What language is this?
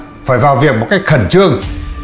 Vietnamese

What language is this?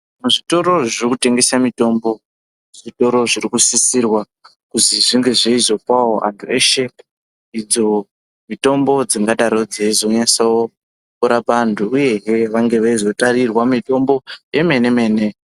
Ndau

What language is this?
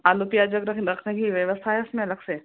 Hindi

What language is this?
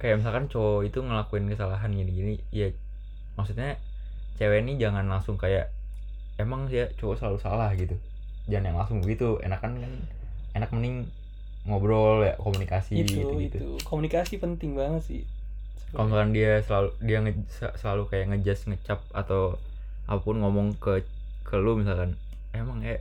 Indonesian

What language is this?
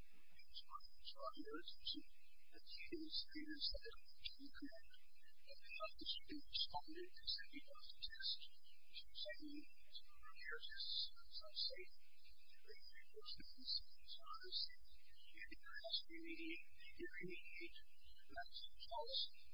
English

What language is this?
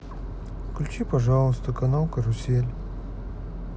Russian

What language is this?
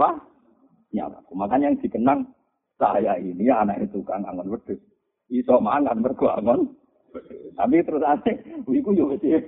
Malay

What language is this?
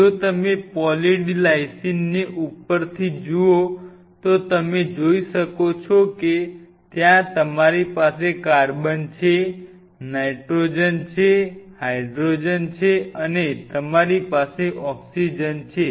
Gujarati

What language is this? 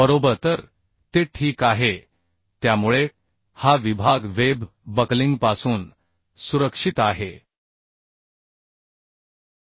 Marathi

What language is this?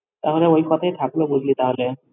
Bangla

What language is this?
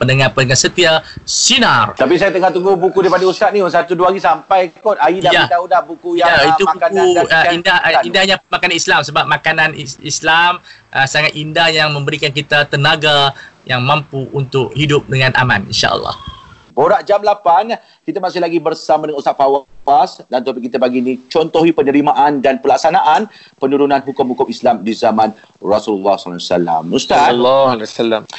Malay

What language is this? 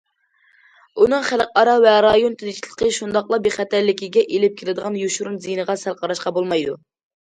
Uyghur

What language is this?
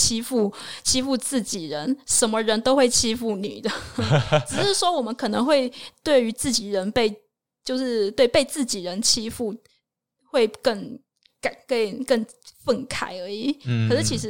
Chinese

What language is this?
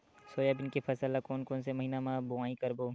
Chhattisgarhi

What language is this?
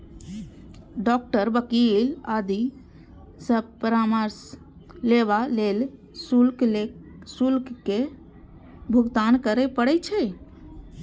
Maithili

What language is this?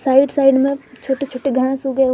Hindi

